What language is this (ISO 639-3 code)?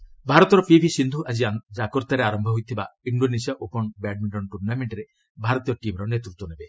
ori